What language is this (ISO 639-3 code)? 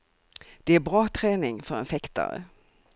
swe